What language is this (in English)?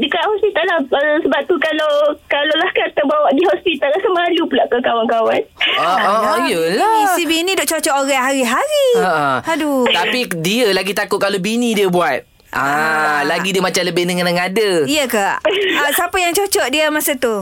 Malay